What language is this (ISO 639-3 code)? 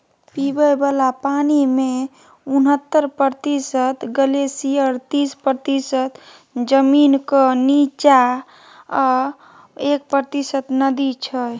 mai